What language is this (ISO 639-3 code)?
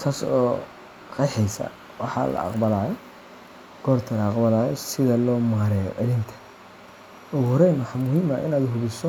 som